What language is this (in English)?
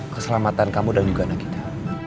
Indonesian